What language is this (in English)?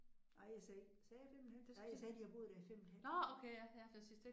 Danish